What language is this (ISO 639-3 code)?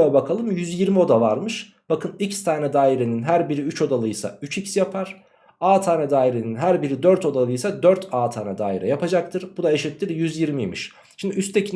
tur